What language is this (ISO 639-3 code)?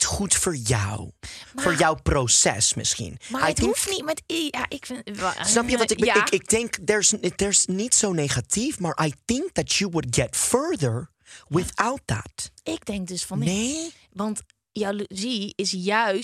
nld